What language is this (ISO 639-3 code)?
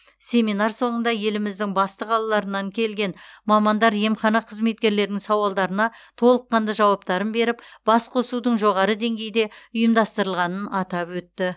kaz